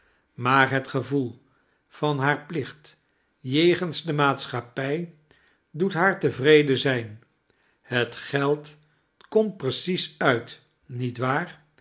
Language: Dutch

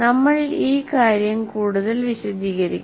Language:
Malayalam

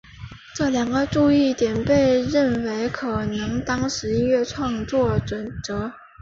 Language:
Chinese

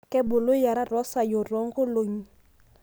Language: Masai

